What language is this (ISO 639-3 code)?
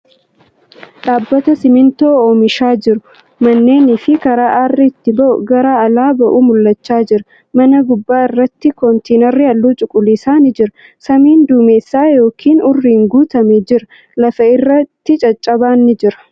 orm